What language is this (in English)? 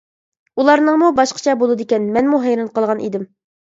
Uyghur